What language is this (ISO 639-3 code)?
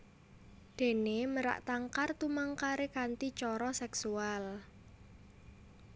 jav